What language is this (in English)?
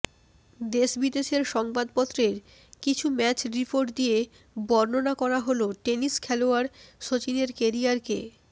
Bangla